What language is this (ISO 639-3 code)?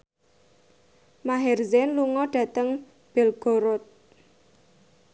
jav